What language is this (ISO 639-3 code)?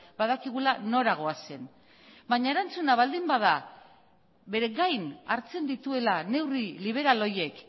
eus